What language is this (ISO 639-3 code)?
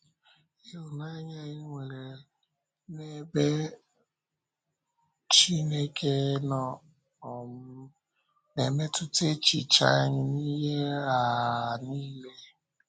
ibo